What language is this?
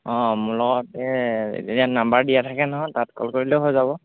Assamese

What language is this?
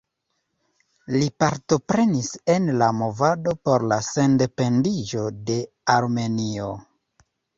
Esperanto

